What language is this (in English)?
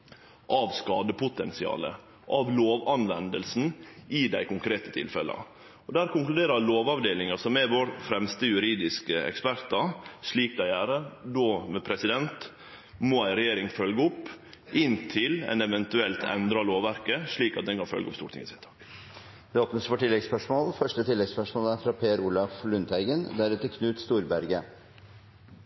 Norwegian Nynorsk